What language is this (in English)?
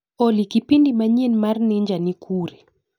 Luo (Kenya and Tanzania)